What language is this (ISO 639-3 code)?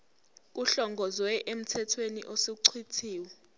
zul